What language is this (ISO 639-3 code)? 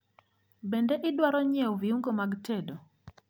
luo